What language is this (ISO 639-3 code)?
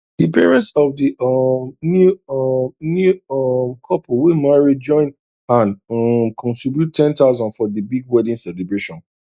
pcm